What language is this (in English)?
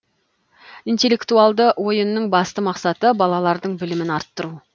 Kazakh